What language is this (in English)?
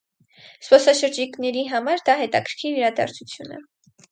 Armenian